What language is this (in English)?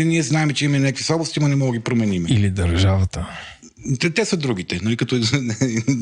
Bulgarian